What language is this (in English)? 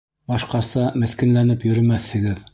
Bashkir